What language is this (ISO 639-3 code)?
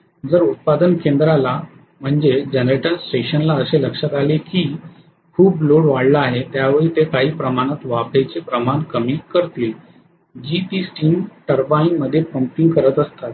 mar